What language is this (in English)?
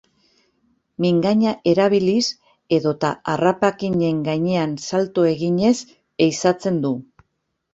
Basque